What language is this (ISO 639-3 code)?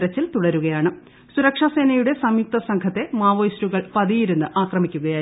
mal